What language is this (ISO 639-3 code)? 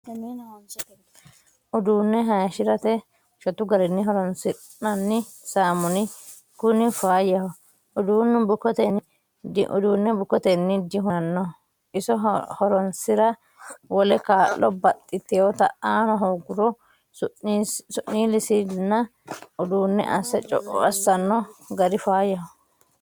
sid